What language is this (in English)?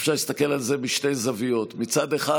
Hebrew